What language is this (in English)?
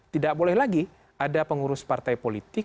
Indonesian